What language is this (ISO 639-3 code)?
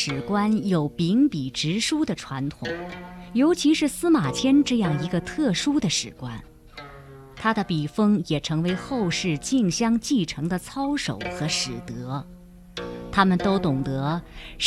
zho